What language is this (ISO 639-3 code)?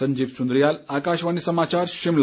hin